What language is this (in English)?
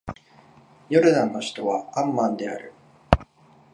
Japanese